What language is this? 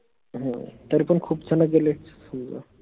Marathi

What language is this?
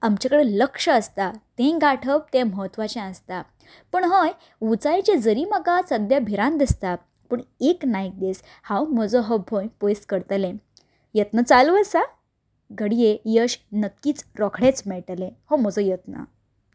Konkani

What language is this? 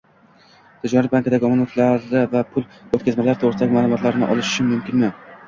Uzbek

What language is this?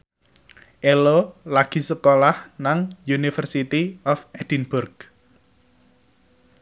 Javanese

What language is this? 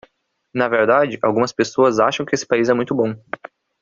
Portuguese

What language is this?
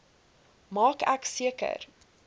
Afrikaans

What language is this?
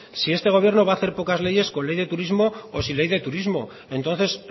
Spanish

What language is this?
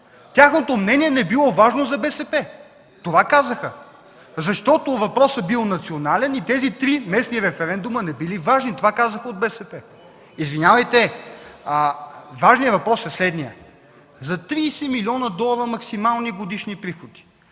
Bulgarian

